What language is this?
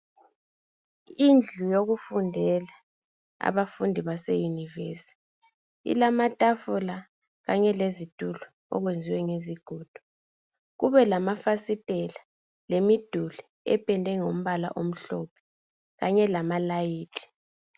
North Ndebele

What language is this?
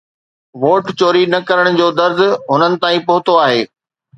Sindhi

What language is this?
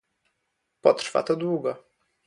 Polish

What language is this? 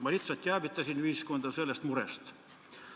Estonian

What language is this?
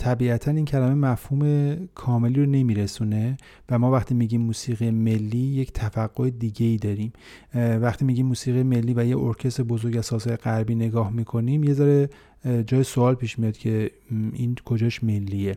Persian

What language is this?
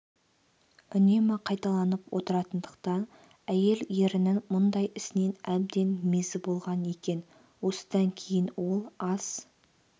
Kazakh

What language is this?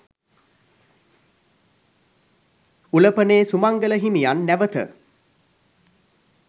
Sinhala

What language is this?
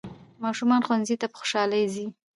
Pashto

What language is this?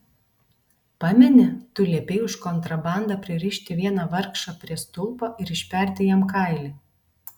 Lithuanian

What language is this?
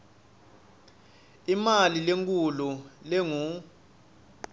Swati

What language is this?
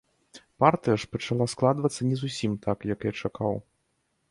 Belarusian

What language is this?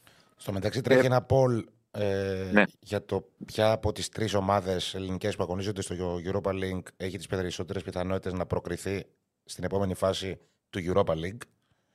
Greek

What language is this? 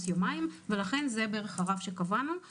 Hebrew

